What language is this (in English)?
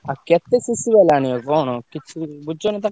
Odia